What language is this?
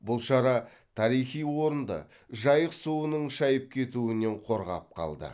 Kazakh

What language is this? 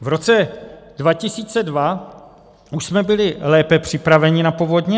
Czech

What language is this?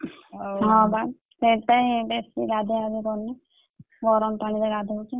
Odia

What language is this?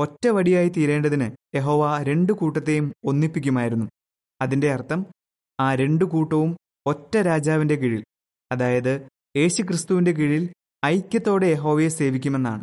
Malayalam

